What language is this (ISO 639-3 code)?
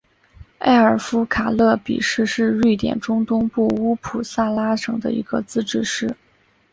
zho